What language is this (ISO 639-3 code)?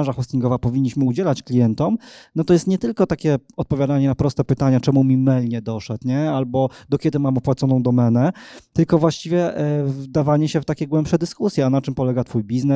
pol